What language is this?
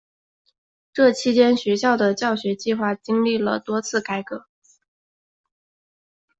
Chinese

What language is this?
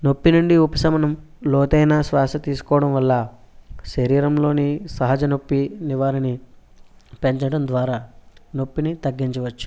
Telugu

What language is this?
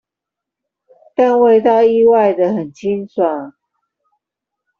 Chinese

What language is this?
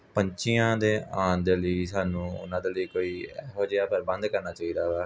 Punjabi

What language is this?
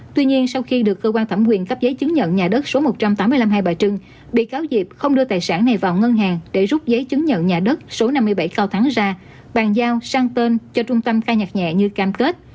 Vietnamese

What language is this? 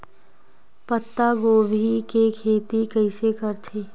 Chhattisgarhi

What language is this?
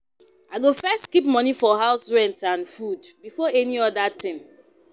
Nigerian Pidgin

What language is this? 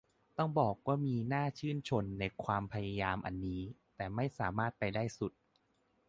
Thai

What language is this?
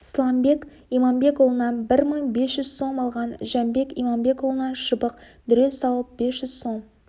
Kazakh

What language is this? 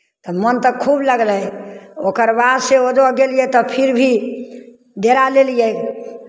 Maithili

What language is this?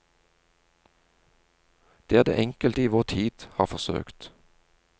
Norwegian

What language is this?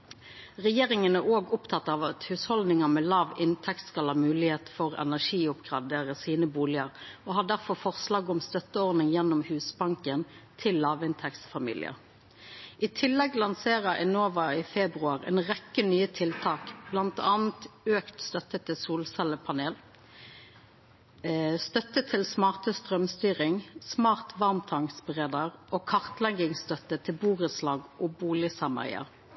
Norwegian Nynorsk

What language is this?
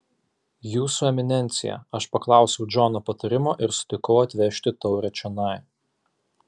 Lithuanian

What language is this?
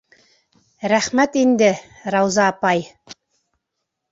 Bashkir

